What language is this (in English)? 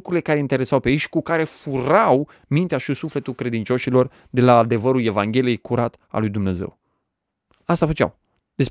Romanian